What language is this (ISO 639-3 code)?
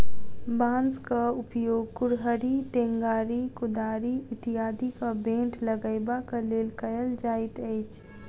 mai